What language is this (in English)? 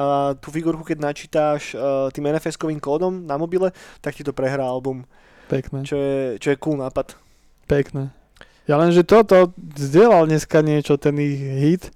Slovak